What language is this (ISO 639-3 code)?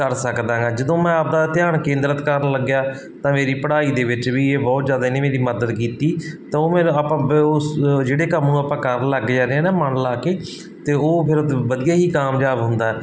pan